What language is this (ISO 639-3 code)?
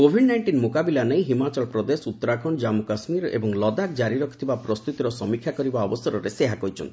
ori